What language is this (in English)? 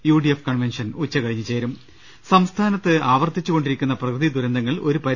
Malayalam